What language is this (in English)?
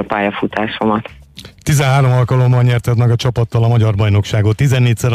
Hungarian